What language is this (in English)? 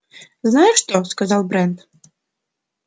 Russian